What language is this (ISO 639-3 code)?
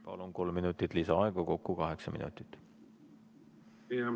est